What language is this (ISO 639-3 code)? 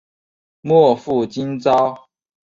zho